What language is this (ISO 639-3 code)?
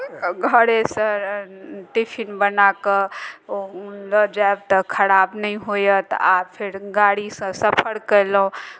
mai